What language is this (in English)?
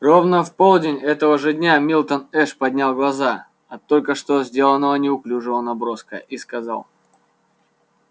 Russian